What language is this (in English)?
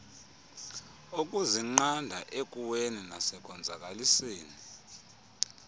Xhosa